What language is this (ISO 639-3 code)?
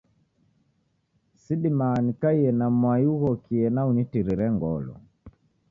dav